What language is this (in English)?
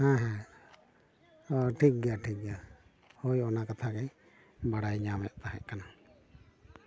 Santali